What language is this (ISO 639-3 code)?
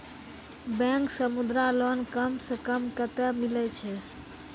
mai